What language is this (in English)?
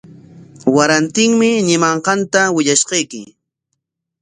Corongo Ancash Quechua